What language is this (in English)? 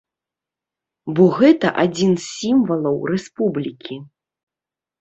Belarusian